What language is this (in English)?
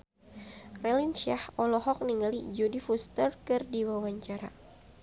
Sundanese